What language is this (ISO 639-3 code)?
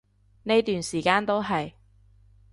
yue